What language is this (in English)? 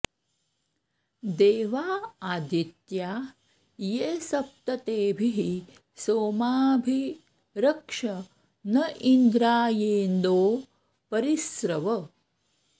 Sanskrit